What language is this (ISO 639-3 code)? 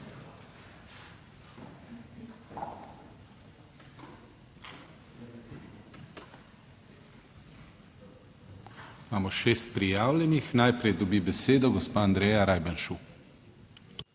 slv